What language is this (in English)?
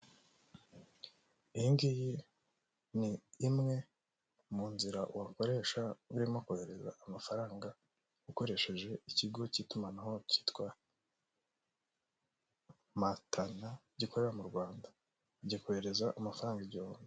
Kinyarwanda